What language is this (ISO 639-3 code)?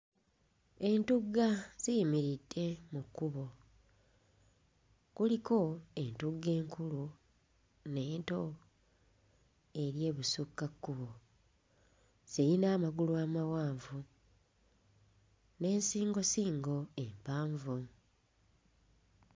lug